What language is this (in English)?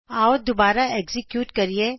Punjabi